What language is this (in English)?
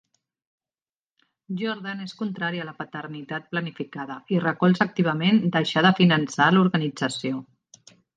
Catalan